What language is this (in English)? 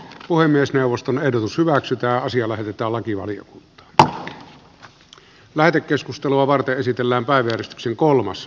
Finnish